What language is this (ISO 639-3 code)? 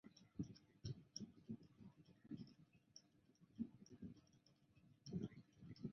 zho